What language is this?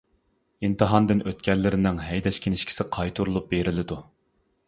Uyghur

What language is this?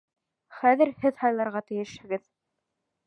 Bashkir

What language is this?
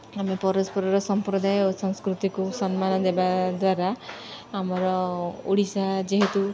Odia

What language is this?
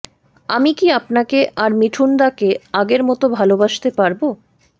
Bangla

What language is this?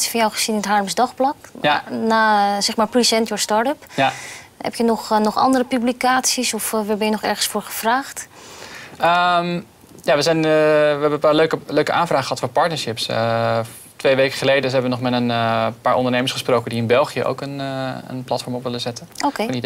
Dutch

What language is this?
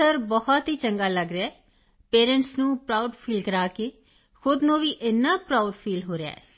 Punjabi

